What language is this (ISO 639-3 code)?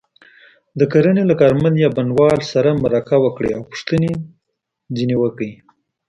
pus